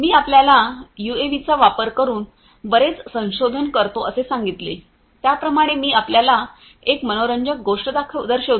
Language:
Marathi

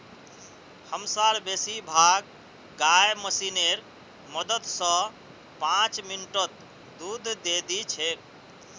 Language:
Magahi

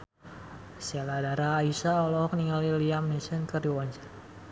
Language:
Sundanese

